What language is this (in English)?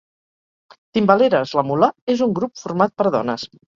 Catalan